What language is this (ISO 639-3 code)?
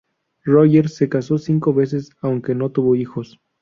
spa